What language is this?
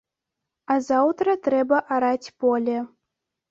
Belarusian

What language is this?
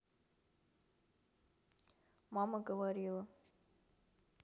Russian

